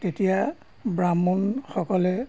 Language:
Assamese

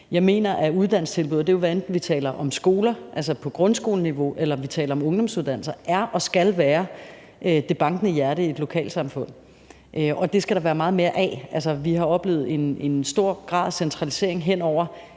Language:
Danish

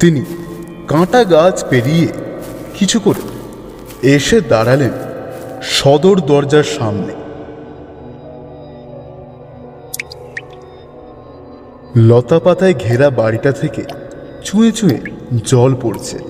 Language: Bangla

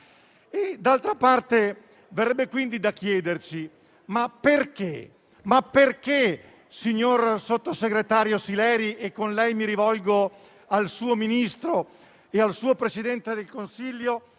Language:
Italian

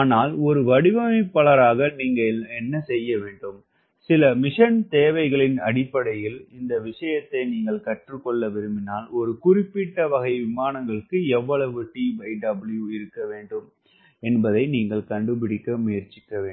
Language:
Tamil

